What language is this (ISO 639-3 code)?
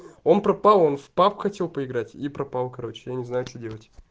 rus